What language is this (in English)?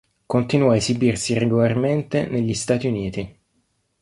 Italian